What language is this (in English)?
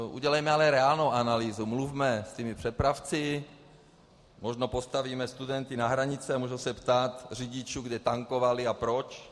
Czech